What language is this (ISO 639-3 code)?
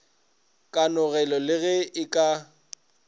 nso